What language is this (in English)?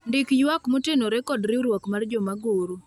Luo (Kenya and Tanzania)